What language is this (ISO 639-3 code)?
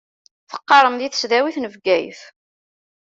kab